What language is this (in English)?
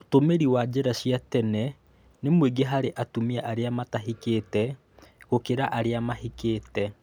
Kikuyu